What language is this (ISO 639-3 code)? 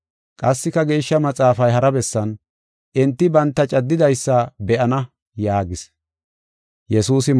gof